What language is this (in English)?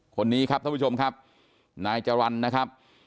Thai